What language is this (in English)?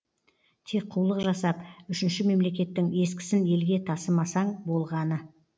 Kazakh